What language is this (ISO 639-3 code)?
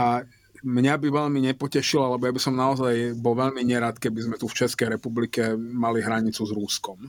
slk